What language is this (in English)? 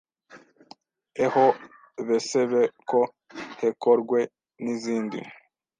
Kinyarwanda